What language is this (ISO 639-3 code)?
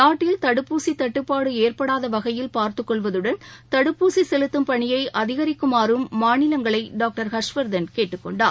tam